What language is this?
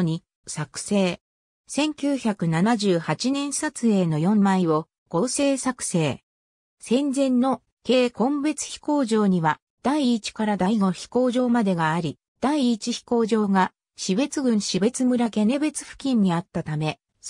Japanese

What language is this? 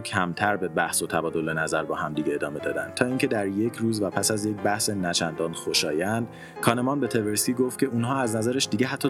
Persian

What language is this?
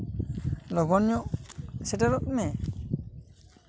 Santali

